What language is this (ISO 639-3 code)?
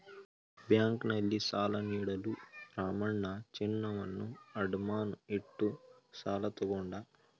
kan